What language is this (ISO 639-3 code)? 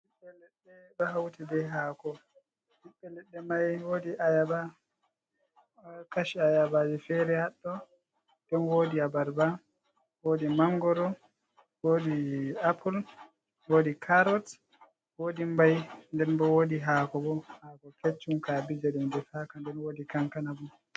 ful